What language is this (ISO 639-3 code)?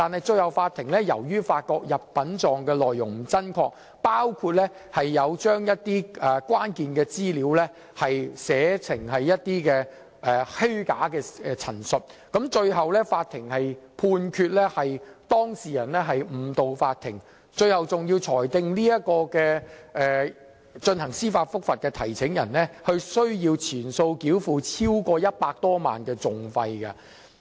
yue